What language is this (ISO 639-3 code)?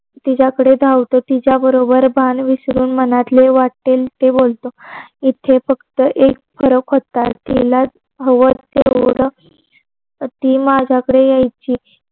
mar